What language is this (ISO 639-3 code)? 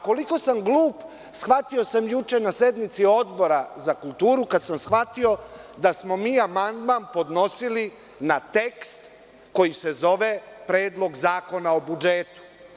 srp